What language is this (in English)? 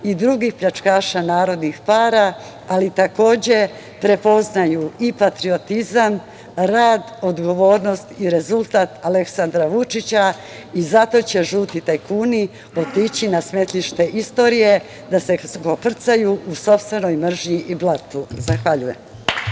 Serbian